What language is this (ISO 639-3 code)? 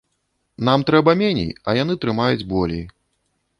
bel